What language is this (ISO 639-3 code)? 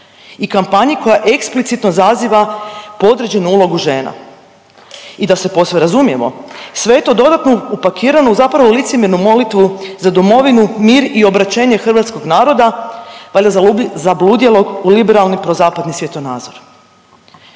hrv